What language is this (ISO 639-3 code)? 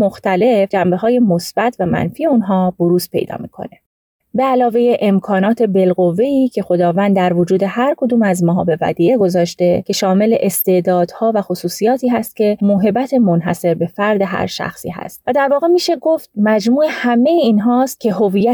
fas